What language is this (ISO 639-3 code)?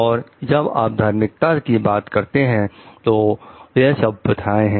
hin